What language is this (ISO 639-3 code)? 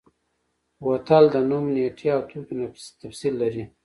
pus